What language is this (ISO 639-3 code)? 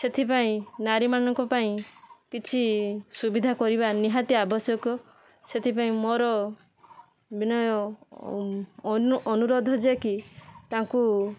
ori